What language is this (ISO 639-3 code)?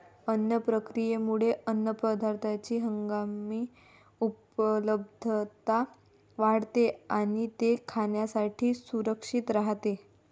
mar